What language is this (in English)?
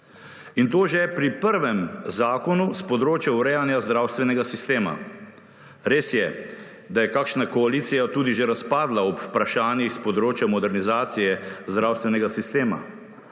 Slovenian